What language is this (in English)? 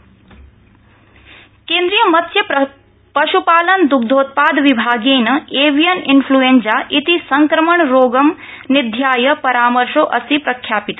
Sanskrit